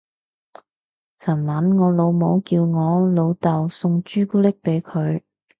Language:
Cantonese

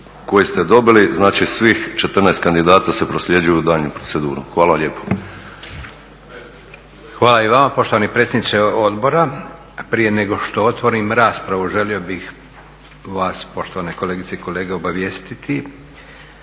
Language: Croatian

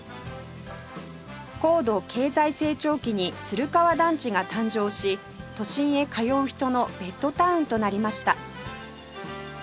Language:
Japanese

